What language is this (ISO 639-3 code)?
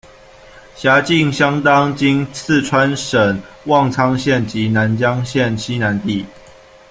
zho